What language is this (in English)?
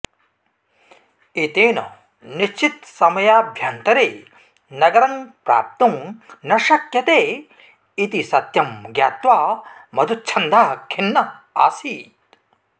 Sanskrit